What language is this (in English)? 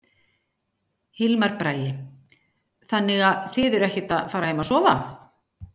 Icelandic